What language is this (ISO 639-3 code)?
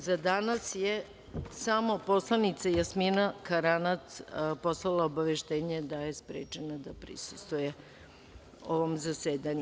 srp